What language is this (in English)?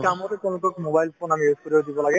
Assamese